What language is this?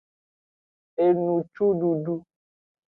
Aja (Benin)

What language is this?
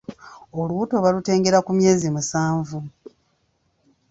Ganda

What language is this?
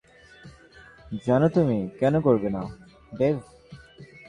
Bangla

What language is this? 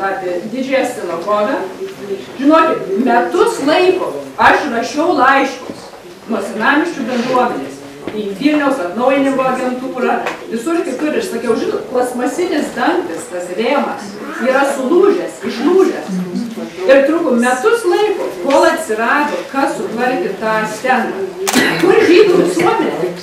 Lithuanian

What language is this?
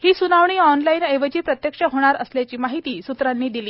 Marathi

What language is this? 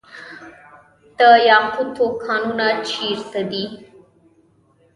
Pashto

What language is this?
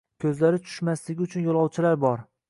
Uzbek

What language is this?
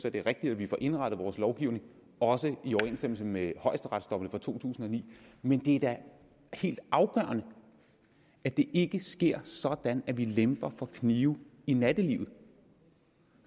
Danish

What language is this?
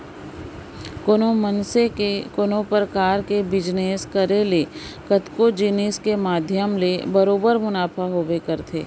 Chhattisgarhi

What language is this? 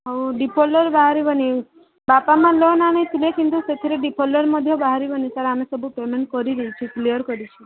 Odia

